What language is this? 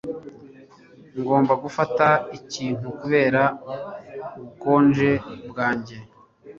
Kinyarwanda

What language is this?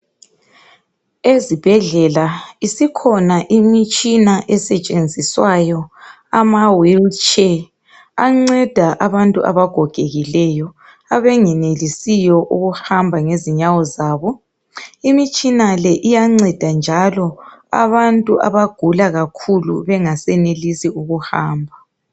North Ndebele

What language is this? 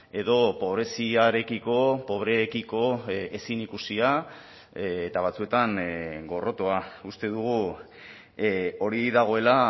Basque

